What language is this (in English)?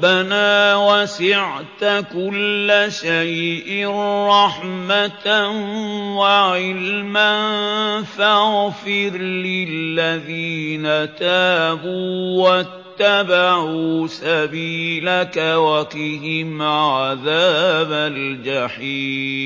Arabic